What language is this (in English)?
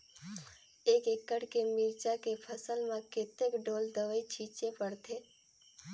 Chhattisgarhi